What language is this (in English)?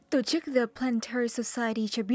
Vietnamese